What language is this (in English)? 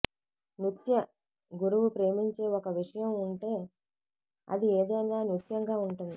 Telugu